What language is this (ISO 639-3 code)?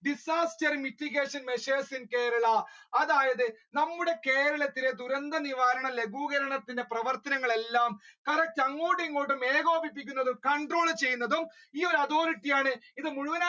mal